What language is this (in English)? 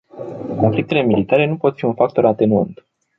Romanian